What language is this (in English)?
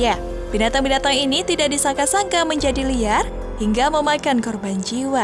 Indonesian